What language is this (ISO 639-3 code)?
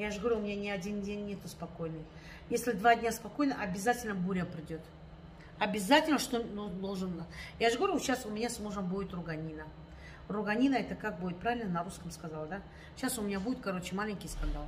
rus